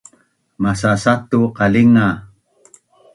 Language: Bunun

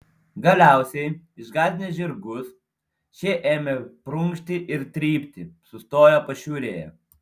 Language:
Lithuanian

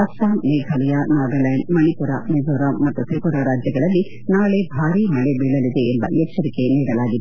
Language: Kannada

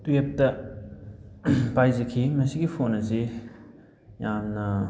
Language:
Manipuri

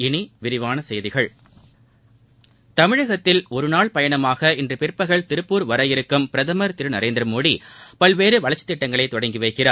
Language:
Tamil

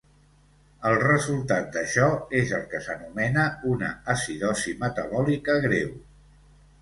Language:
Catalan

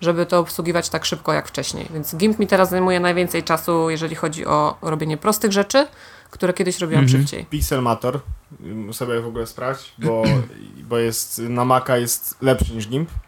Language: Polish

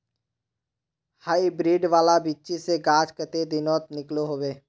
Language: Magahi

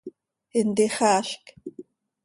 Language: Seri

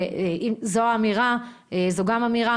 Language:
Hebrew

